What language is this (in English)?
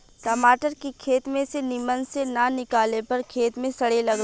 Bhojpuri